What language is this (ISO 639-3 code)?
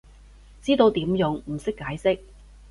yue